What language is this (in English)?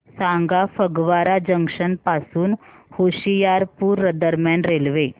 Marathi